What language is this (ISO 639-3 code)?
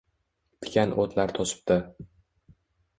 uzb